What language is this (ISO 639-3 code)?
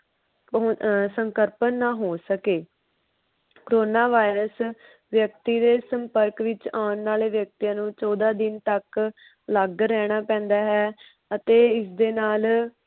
pan